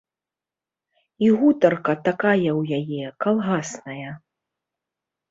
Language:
Belarusian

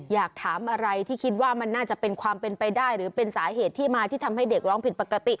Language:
Thai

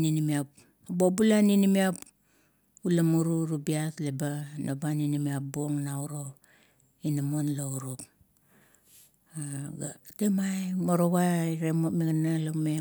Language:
Kuot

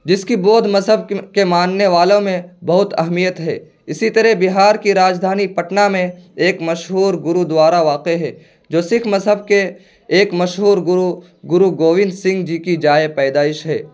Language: Urdu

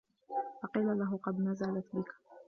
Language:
Arabic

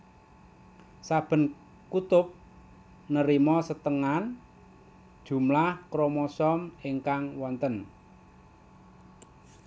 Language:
Javanese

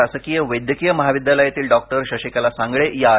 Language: Marathi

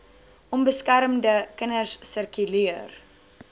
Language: Afrikaans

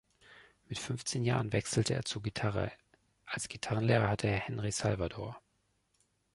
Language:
German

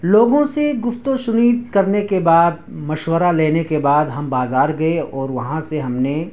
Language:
Urdu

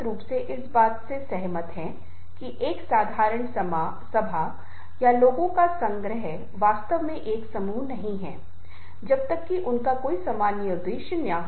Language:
Hindi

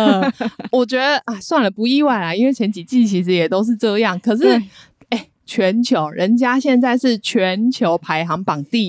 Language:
Chinese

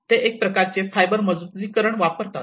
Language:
Marathi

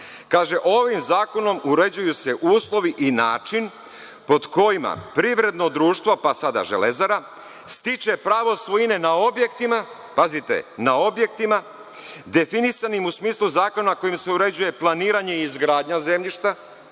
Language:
Serbian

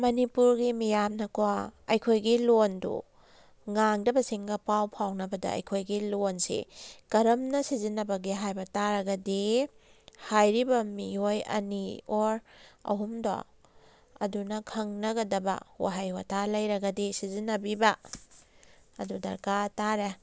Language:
Manipuri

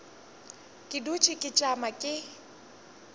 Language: Northern Sotho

